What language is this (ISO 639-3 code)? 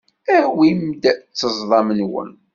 kab